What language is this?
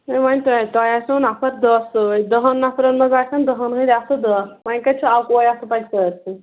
Kashmiri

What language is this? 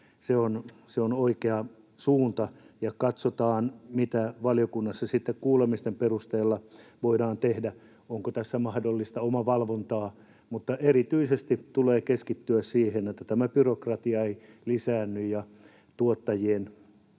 Finnish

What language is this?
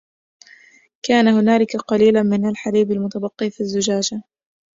Arabic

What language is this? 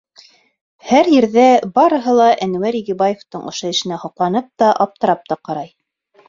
Bashkir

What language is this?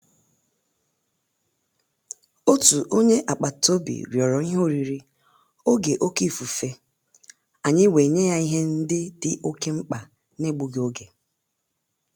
Igbo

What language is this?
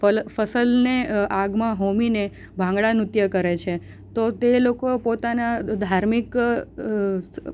Gujarati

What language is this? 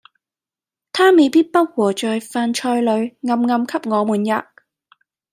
Cantonese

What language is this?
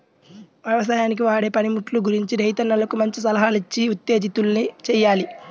Telugu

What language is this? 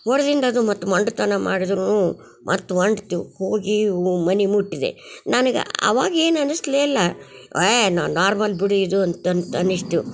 Kannada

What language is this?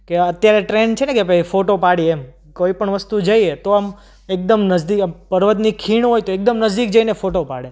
Gujarati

